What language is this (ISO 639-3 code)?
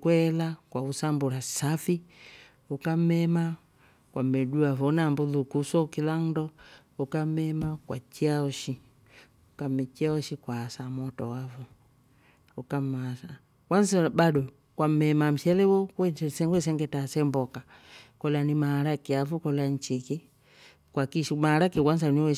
rof